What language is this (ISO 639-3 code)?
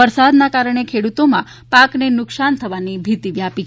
guj